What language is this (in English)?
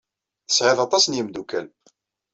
Kabyle